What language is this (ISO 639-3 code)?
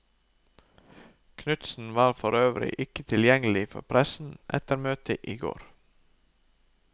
nor